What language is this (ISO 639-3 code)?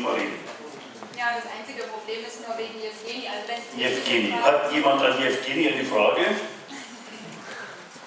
deu